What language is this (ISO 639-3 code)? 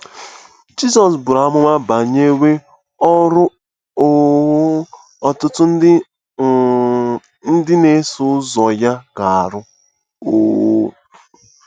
ibo